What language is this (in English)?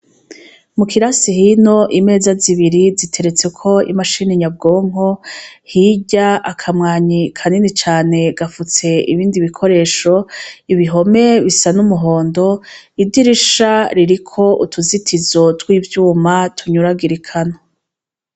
Rundi